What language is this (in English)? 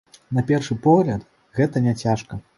Belarusian